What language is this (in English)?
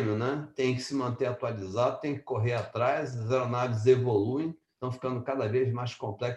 Portuguese